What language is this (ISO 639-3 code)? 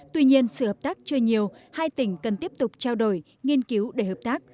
vie